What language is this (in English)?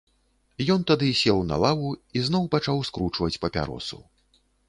Belarusian